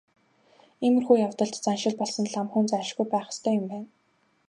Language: Mongolian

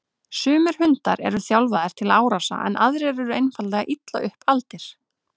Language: Icelandic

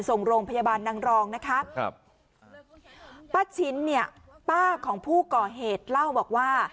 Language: Thai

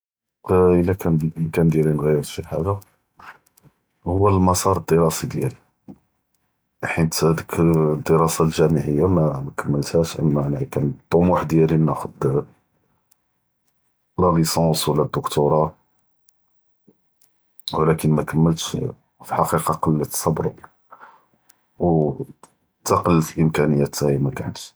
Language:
Judeo-Arabic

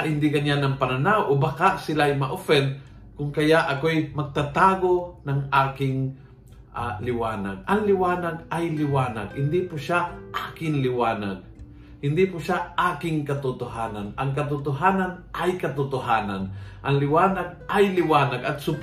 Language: Filipino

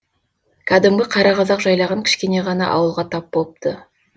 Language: Kazakh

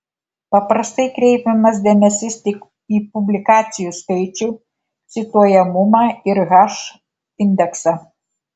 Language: Lithuanian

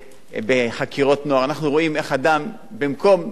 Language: Hebrew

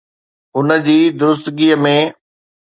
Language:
Sindhi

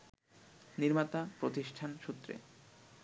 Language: Bangla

